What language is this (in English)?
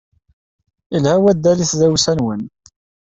Kabyle